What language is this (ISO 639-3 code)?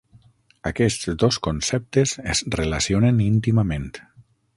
cat